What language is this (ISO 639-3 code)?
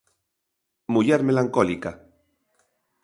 glg